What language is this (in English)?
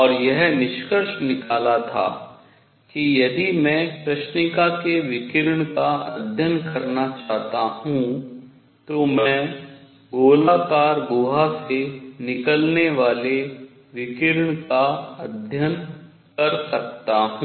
Hindi